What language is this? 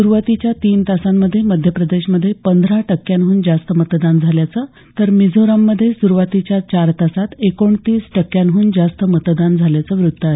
Marathi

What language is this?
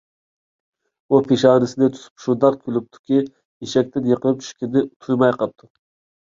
Uyghur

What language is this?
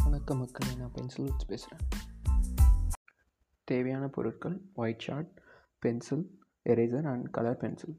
Tamil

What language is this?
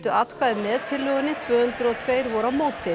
Icelandic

